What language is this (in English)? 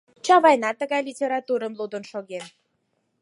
Mari